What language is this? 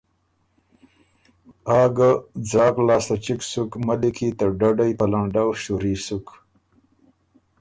Ormuri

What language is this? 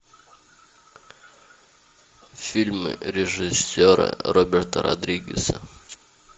Russian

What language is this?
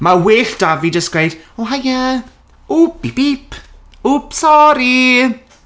Welsh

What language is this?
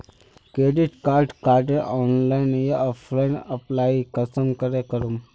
Magahi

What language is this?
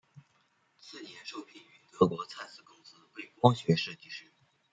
Chinese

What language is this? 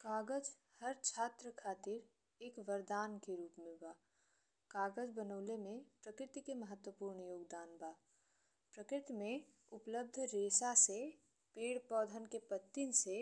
Bhojpuri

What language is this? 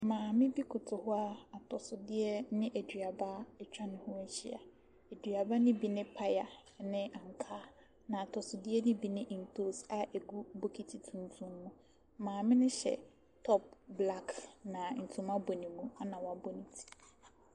Akan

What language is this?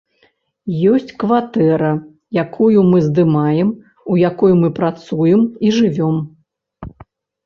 Belarusian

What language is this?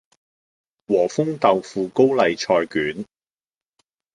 Cantonese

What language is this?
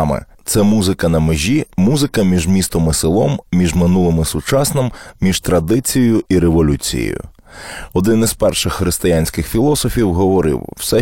Ukrainian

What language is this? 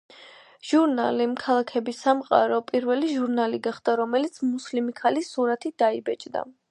Georgian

